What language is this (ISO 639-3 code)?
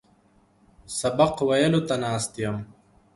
pus